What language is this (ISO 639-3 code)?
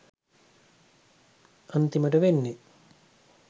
sin